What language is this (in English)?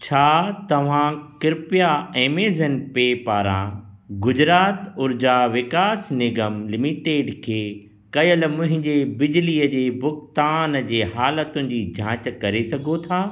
Sindhi